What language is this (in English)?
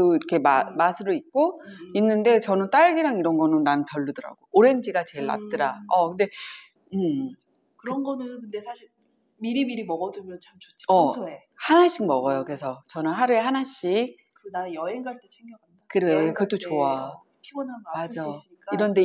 Korean